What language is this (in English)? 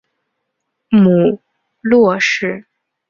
Chinese